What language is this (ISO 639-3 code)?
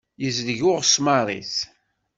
kab